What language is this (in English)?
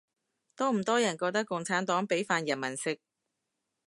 Cantonese